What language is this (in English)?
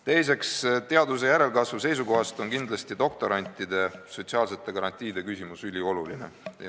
Estonian